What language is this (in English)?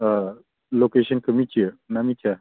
Bodo